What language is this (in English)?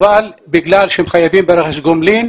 Hebrew